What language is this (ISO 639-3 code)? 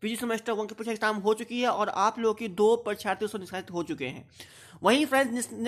hin